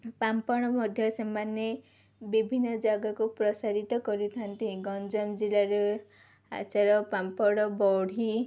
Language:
Odia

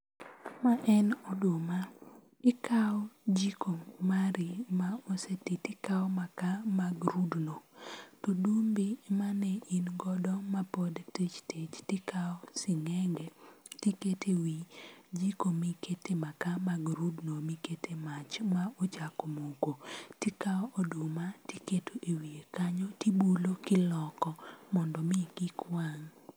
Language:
Luo (Kenya and Tanzania)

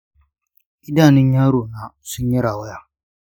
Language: Hausa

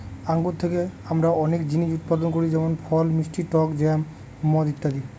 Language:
Bangla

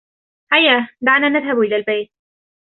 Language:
Arabic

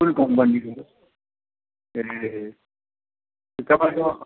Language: Nepali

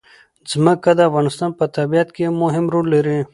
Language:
Pashto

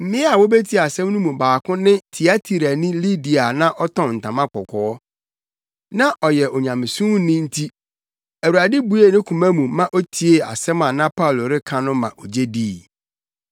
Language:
Akan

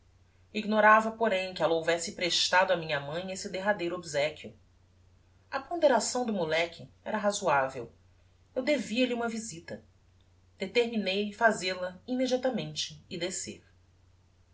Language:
Portuguese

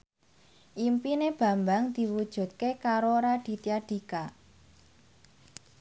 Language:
Javanese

